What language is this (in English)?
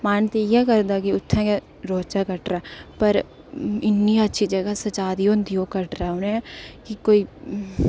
Dogri